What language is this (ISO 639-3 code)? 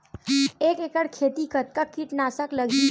hne